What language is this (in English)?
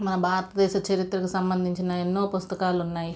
Telugu